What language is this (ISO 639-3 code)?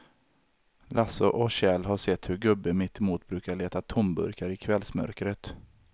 swe